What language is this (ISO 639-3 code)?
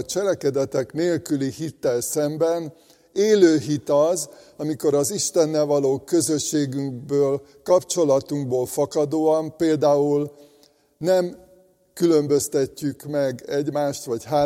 hun